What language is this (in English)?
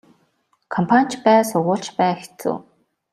Mongolian